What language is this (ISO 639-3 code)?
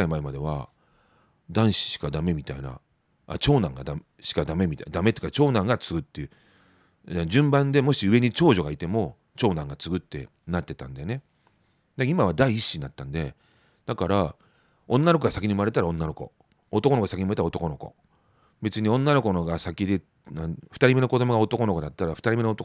jpn